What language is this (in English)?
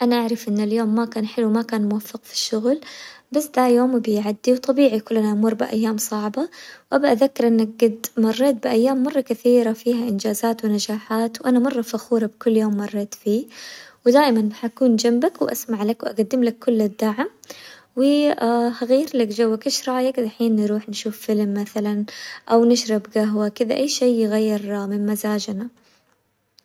Hijazi Arabic